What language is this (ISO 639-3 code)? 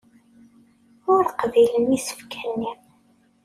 kab